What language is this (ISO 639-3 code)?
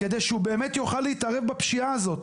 heb